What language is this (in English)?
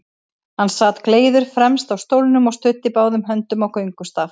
Icelandic